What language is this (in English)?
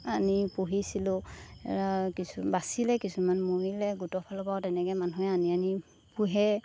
Assamese